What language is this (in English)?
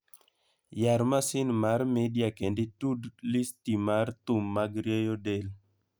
Luo (Kenya and Tanzania)